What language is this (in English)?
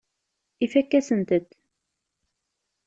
Kabyle